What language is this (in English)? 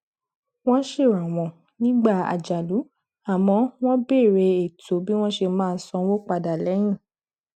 Yoruba